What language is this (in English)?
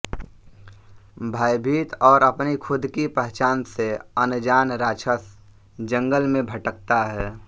Hindi